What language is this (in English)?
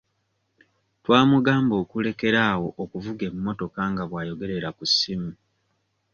Ganda